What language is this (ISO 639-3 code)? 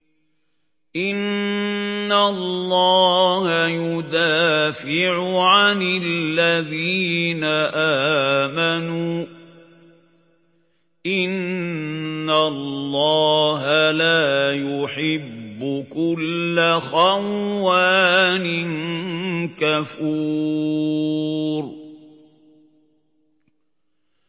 ara